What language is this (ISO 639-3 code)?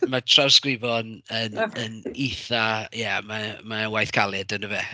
cym